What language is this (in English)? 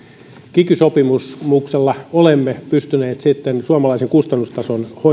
Finnish